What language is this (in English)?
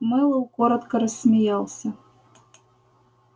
Russian